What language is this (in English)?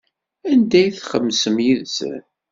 Kabyle